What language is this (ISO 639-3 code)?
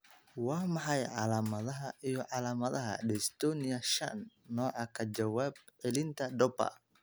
som